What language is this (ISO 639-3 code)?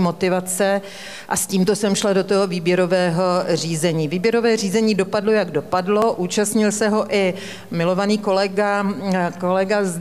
ces